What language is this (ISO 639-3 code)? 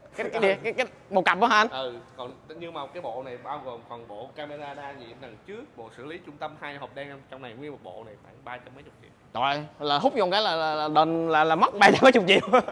vie